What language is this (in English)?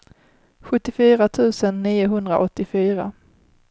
Swedish